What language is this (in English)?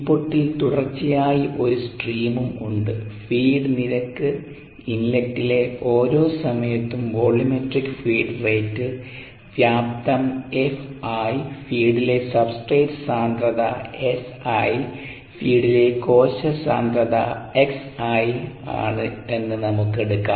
Malayalam